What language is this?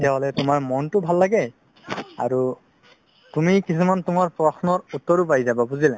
Assamese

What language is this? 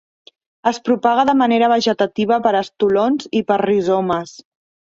Catalan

